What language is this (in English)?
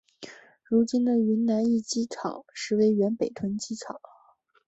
Chinese